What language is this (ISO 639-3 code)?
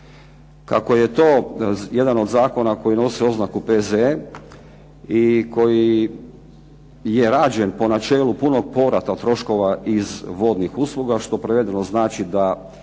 hrv